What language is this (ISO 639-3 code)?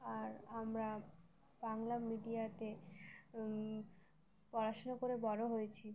ben